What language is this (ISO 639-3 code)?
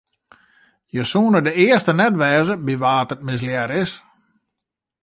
fry